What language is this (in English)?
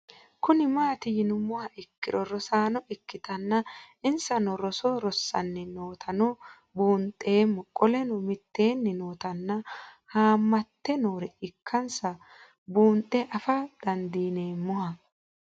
Sidamo